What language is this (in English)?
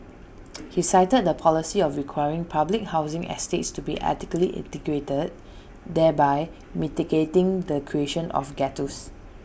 English